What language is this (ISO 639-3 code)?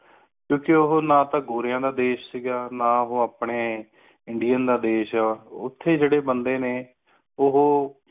pan